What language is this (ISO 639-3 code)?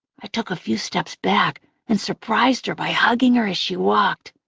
eng